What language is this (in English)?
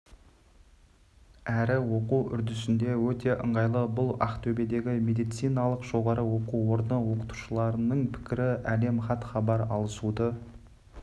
Kazakh